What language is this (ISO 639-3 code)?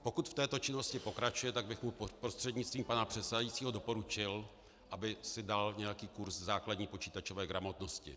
ces